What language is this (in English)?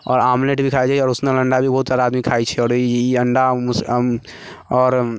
Maithili